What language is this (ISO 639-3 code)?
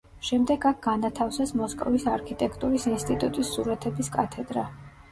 kat